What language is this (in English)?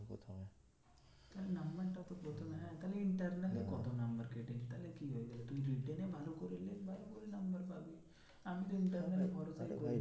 Bangla